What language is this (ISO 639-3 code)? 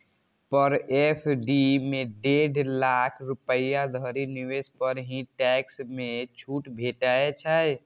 mai